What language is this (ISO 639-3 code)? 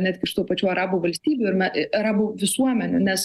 lit